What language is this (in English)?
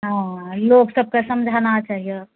Maithili